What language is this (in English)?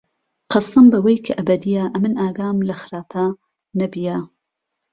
Central Kurdish